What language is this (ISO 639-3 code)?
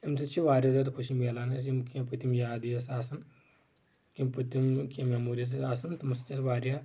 kas